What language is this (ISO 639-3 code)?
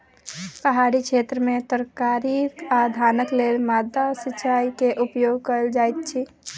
mai